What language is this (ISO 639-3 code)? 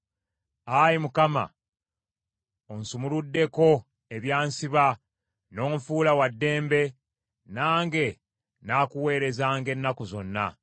lug